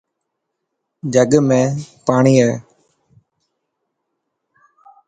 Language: Dhatki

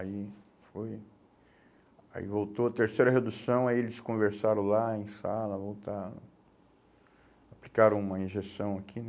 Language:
Portuguese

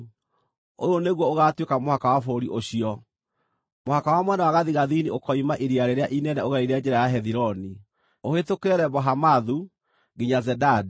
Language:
Kikuyu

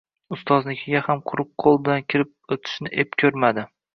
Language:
Uzbek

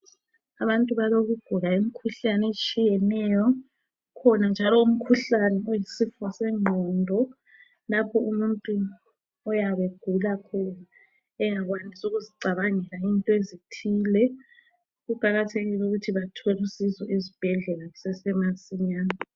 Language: North Ndebele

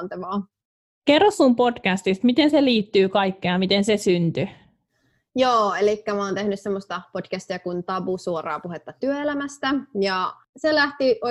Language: Finnish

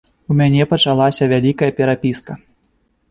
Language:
Belarusian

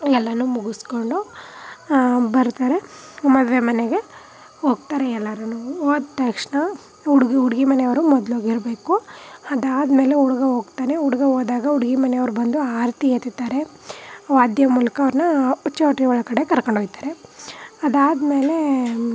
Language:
Kannada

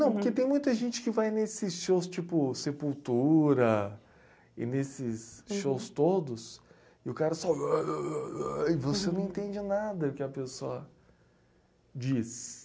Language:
Portuguese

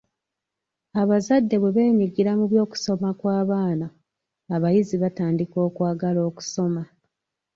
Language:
Ganda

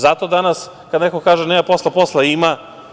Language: Serbian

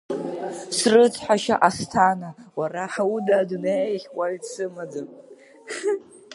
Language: Abkhazian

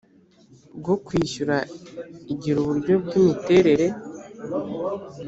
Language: Kinyarwanda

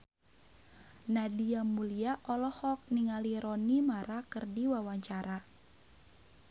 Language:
Sundanese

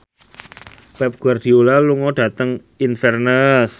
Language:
Javanese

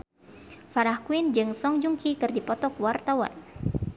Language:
Sundanese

